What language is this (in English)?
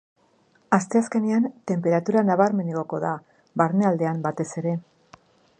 Basque